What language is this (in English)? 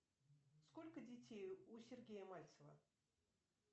Russian